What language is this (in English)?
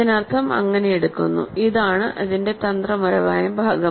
Malayalam